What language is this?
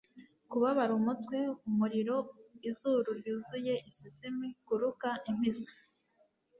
Kinyarwanda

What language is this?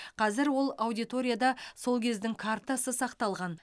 Kazakh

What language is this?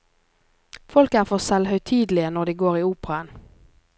Norwegian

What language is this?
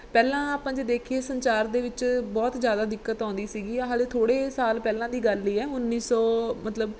Punjabi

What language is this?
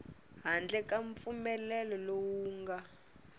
Tsonga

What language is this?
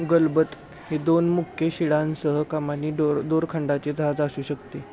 Marathi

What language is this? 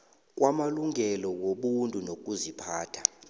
South Ndebele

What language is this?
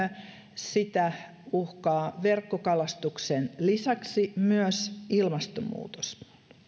Finnish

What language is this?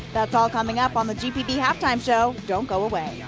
English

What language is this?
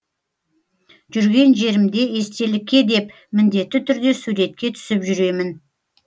Kazakh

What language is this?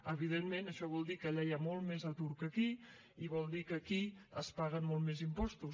Catalan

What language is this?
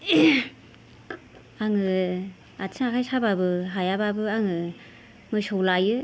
Bodo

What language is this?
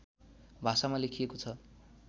Nepali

